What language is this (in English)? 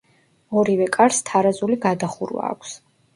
Georgian